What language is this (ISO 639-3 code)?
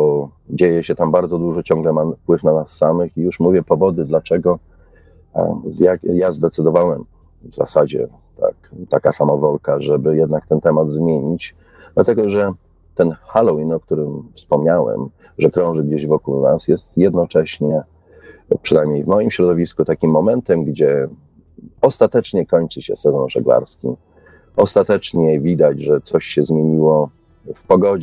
pol